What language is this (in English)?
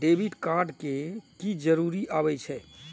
Maithili